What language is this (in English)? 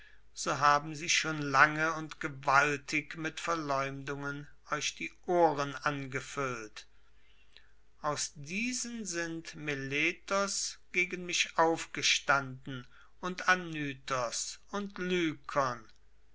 German